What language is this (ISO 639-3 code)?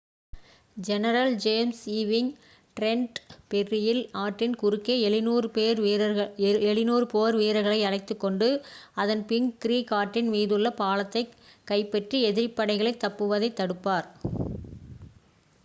tam